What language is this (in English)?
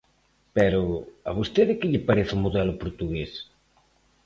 Galician